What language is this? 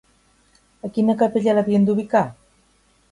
Catalan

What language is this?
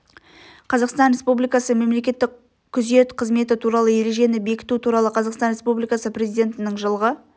Kazakh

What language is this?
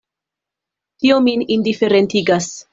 Esperanto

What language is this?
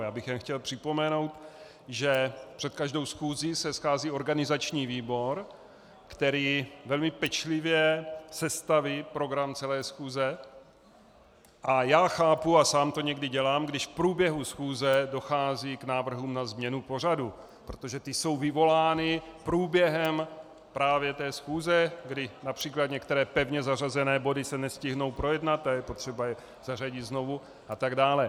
Czech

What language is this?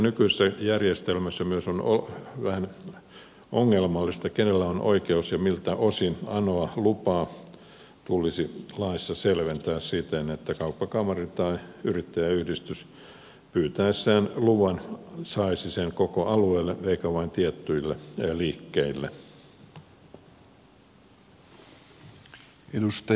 Finnish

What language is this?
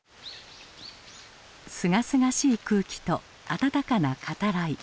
Japanese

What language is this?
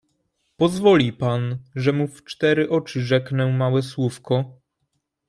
Polish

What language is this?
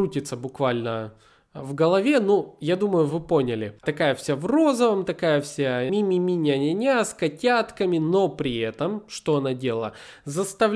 Russian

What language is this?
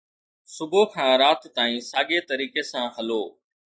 Sindhi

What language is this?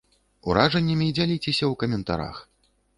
Belarusian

